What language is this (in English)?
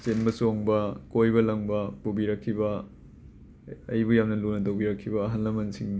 Manipuri